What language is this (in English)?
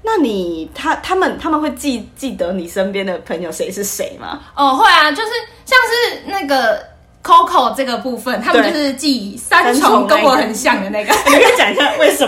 Chinese